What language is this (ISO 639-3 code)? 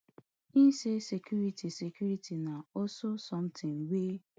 pcm